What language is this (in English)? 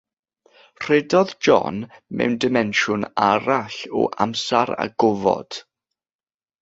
Welsh